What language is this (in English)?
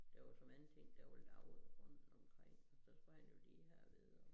Danish